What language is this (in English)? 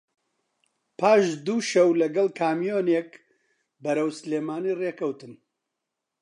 Central Kurdish